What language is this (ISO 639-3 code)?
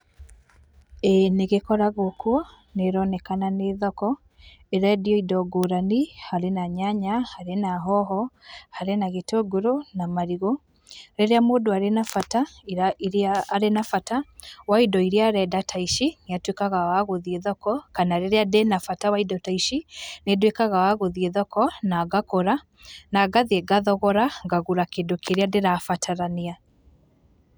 kik